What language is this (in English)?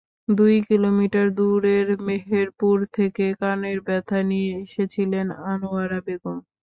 Bangla